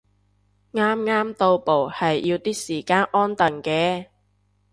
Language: Cantonese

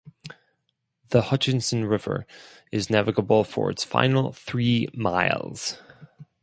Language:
English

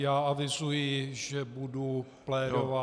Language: Czech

